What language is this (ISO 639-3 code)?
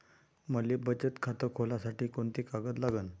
mar